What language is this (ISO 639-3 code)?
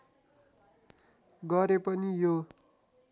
nep